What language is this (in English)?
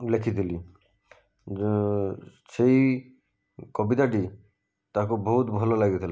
Odia